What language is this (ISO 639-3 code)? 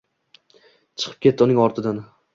uzb